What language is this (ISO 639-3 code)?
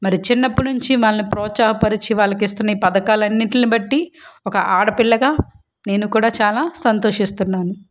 tel